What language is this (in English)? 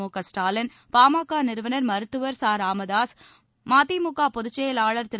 Tamil